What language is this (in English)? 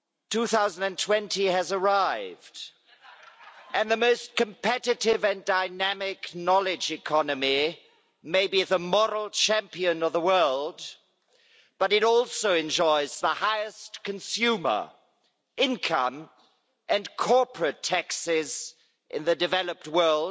English